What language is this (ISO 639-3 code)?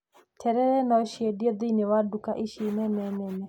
kik